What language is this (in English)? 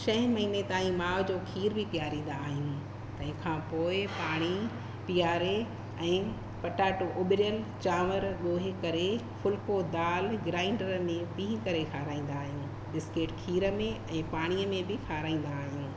Sindhi